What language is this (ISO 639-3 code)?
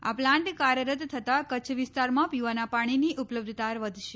guj